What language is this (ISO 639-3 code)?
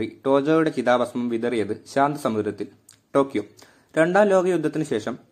mal